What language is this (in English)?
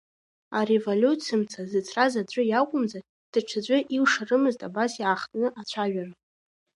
Abkhazian